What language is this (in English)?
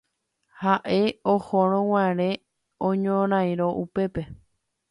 Guarani